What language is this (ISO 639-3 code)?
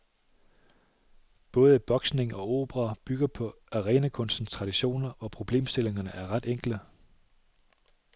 dan